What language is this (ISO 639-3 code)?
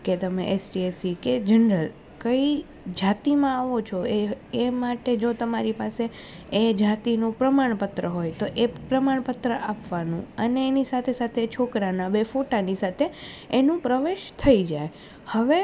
guj